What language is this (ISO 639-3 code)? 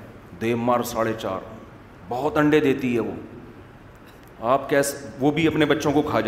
urd